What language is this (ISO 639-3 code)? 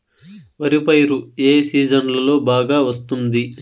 tel